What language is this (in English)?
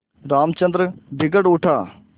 Hindi